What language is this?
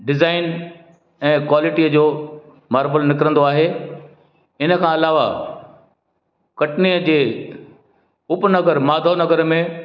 Sindhi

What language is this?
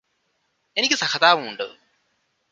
Malayalam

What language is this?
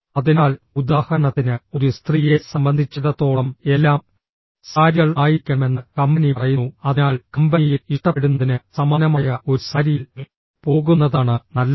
Malayalam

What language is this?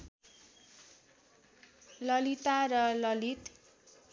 Nepali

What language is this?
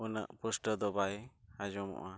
Santali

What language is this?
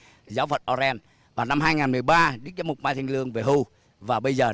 Vietnamese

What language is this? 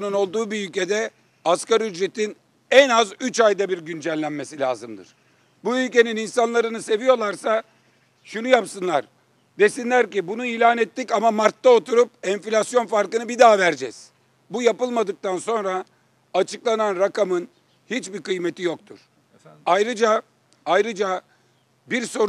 Turkish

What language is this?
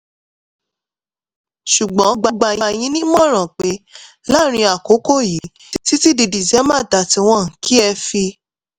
Yoruba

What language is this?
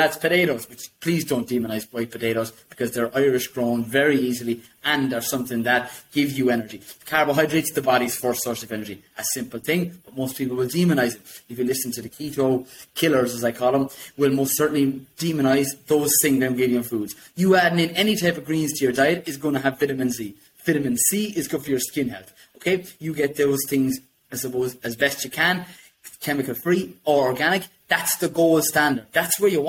English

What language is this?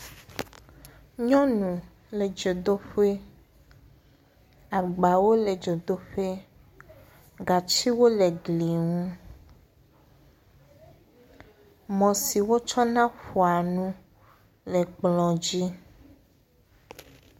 Ewe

